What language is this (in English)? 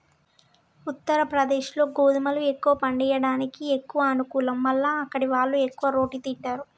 Telugu